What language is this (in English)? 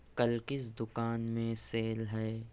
Urdu